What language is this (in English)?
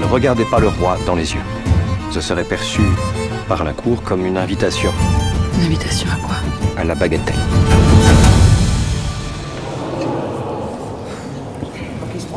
French